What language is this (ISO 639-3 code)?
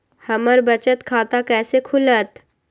mag